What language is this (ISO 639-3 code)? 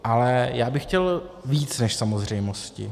ces